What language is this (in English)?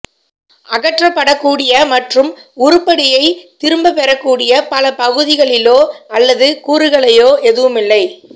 Tamil